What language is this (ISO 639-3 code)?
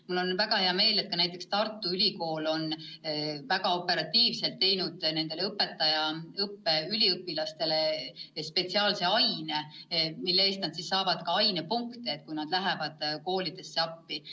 est